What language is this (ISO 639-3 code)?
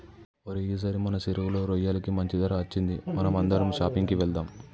tel